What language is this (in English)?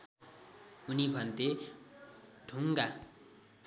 Nepali